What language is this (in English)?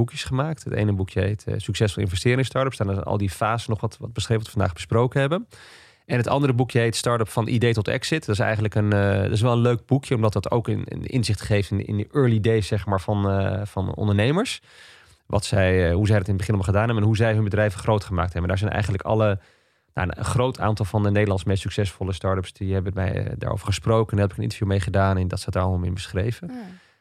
Dutch